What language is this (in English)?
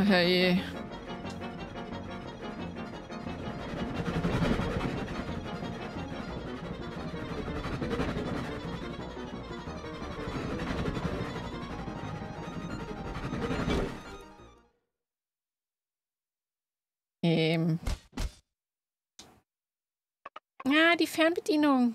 German